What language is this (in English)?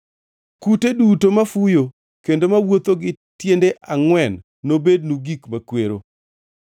Luo (Kenya and Tanzania)